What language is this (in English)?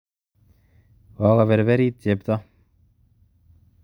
Kalenjin